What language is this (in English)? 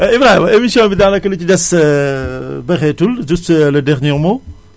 Wolof